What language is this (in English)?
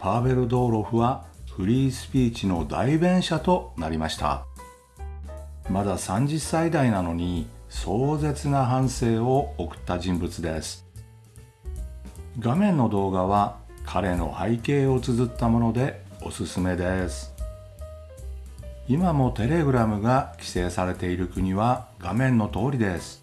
Japanese